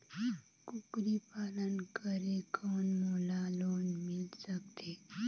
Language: Chhattisgarhi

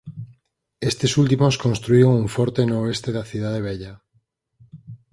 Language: Galician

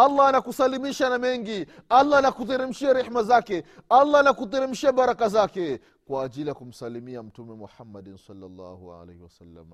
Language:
Swahili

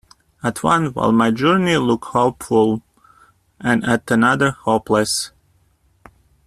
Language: English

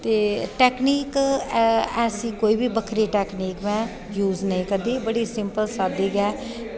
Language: Dogri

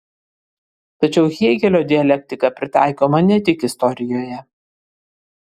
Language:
Lithuanian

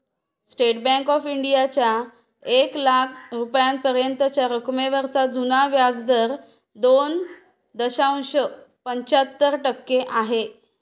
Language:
Marathi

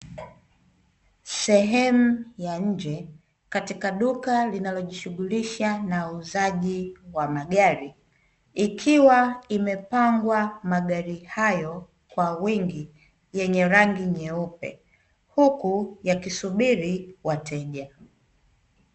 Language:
Swahili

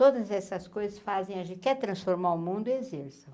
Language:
Portuguese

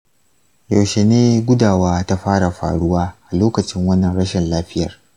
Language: Hausa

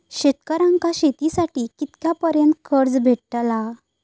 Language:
Marathi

